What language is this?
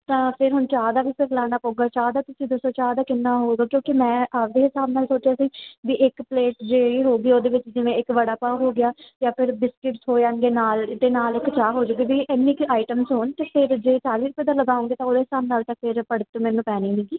Punjabi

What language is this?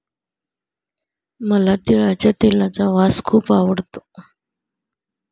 Marathi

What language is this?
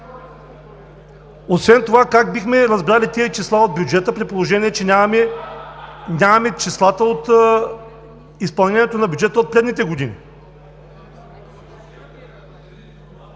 Bulgarian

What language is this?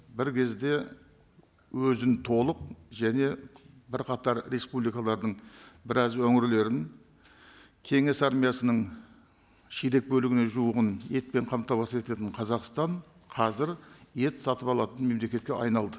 Kazakh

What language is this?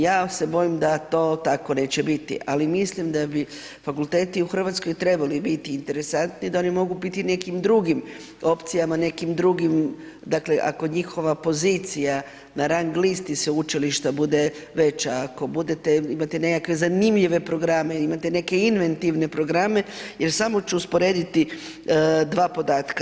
Croatian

